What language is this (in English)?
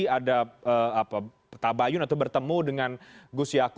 Indonesian